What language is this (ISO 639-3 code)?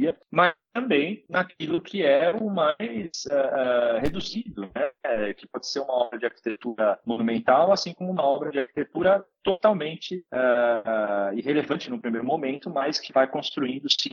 por